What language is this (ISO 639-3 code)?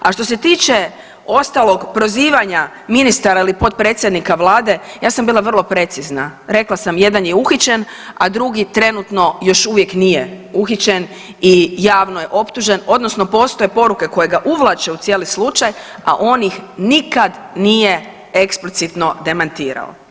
hrv